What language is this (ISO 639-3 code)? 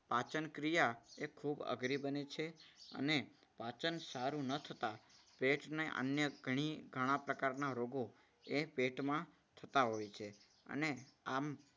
guj